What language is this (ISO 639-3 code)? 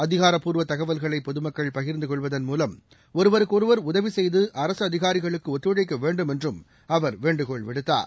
tam